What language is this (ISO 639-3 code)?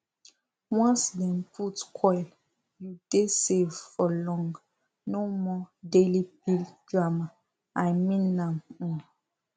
pcm